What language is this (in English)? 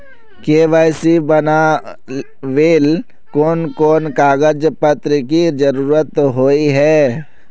Magahi